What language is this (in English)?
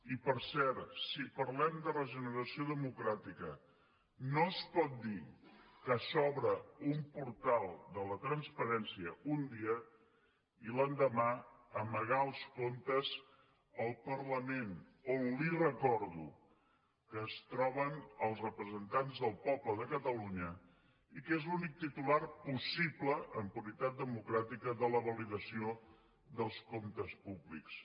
Catalan